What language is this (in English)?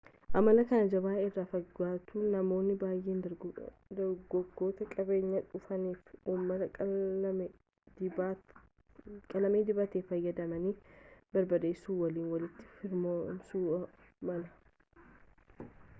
Oromo